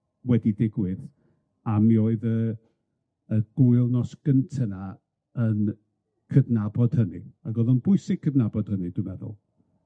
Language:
Welsh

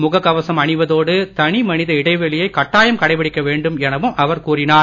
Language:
Tamil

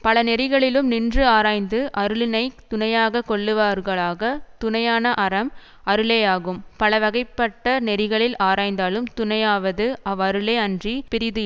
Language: Tamil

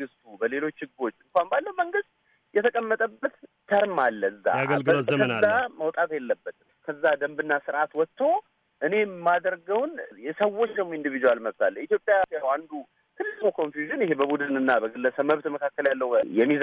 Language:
Amharic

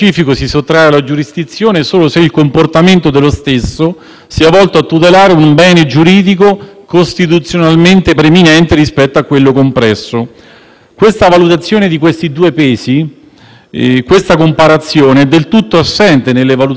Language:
Italian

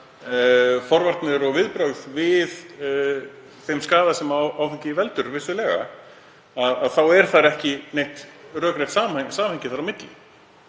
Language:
Icelandic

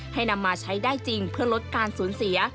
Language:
Thai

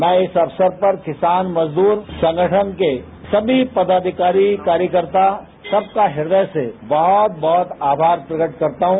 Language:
Hindi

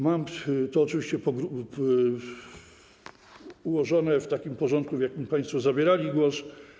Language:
Polish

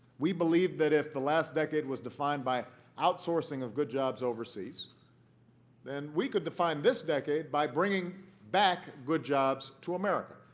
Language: English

